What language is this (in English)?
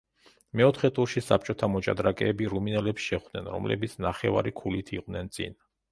Georgian